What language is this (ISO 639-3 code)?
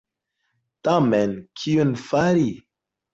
epo